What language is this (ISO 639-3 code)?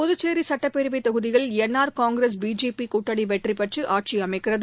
tam